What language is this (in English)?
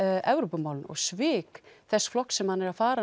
Icelandic